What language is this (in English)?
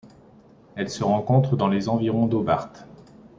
French